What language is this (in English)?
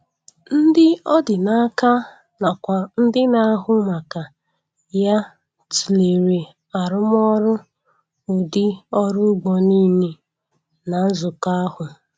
Igbo